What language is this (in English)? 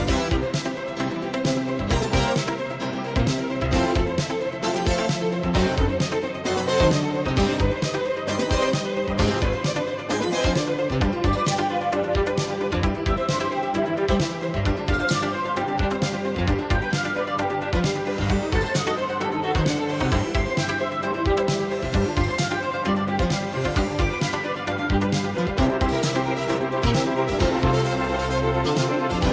Vietnamese